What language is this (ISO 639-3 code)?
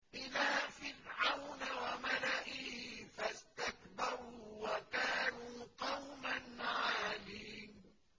ara